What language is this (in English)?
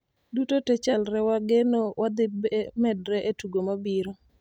Luo (Kenya and Tanzania)